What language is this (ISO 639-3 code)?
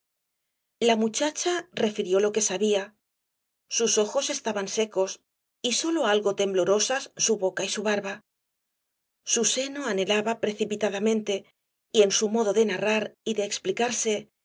spa